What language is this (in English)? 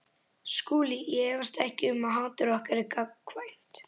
Icelandic